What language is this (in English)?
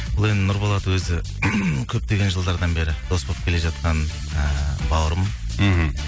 Kazakh